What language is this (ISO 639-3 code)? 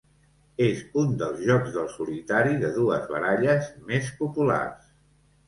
cat